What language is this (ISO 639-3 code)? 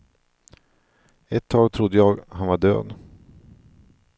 swe